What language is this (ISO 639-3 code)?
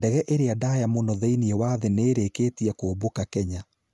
kik